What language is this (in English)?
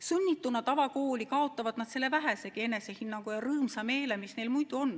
Estonian